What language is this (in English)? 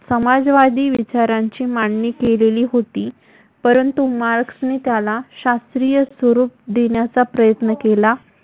Marathi